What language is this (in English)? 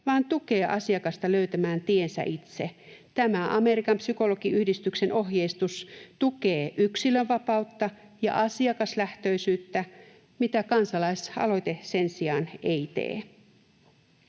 Finnish